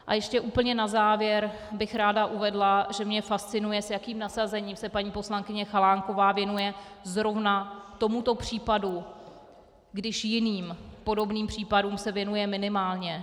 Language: Czech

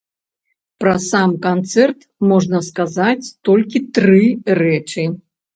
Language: Belarusian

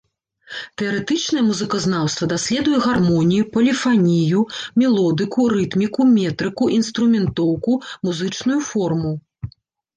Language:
Belarusian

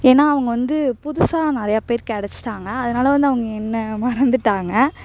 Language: Tamil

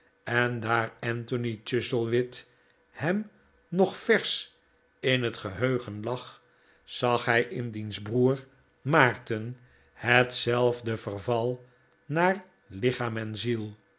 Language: Dutch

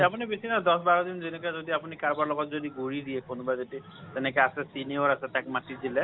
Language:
Assamese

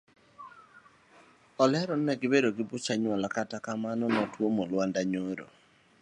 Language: Luo (Kenya and Tanzania)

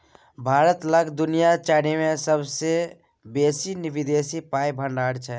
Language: Maithili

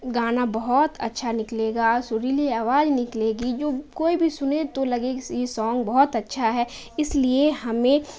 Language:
Urdu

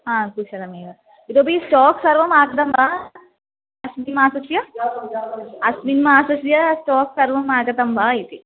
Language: Sanskrit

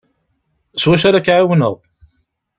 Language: Kabyle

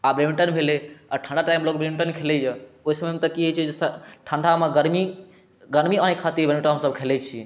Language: Maithili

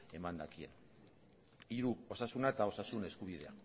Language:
Basque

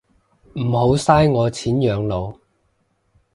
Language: Cantonese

